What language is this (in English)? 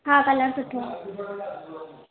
Sindhi